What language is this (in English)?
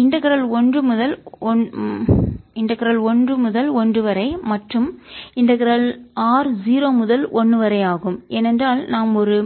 Tamil